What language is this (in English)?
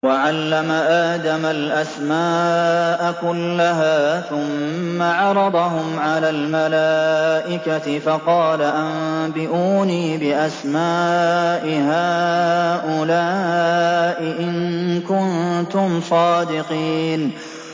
Arabic